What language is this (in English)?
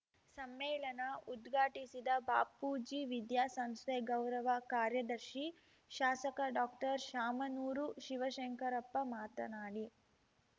Kannada